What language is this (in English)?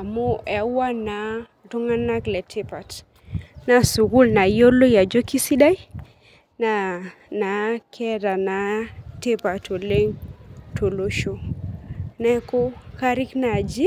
Masai